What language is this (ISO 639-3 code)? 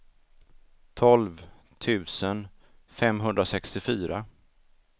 swe